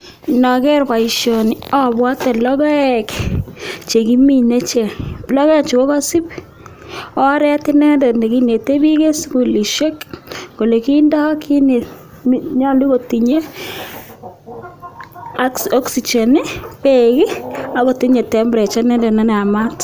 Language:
Kalenjin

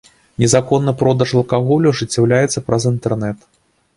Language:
Belarusian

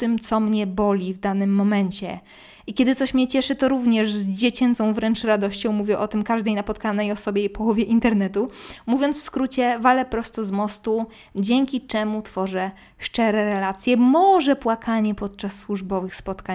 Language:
Polish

